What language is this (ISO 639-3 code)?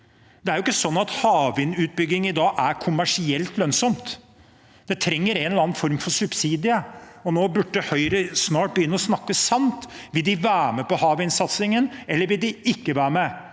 nor